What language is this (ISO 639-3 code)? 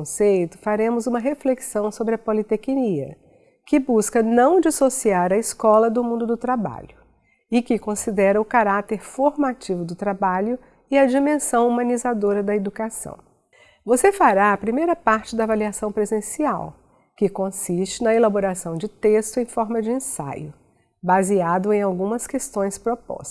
por